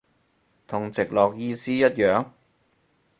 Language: Cantonese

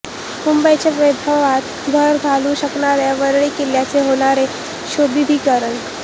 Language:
Marathi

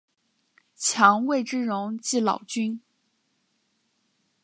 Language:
Chinese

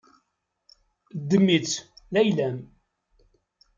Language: Kabyle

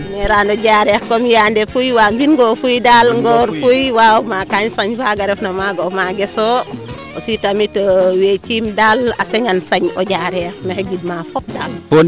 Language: Serer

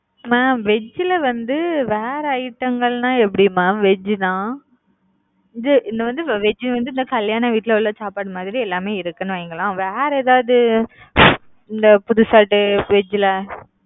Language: Tamil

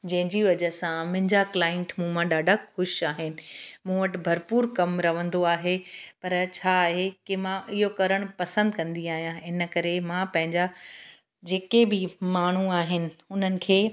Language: Sindhi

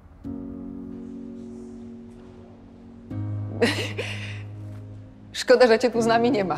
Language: Polish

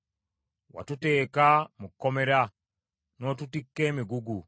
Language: Ganda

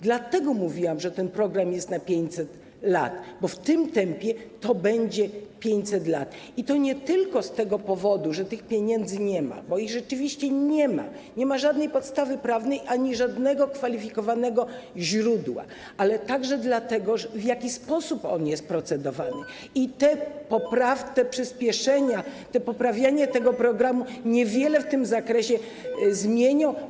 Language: Polish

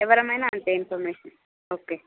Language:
Telugu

